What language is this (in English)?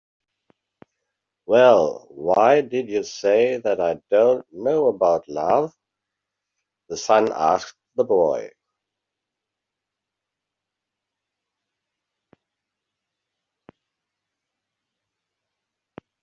English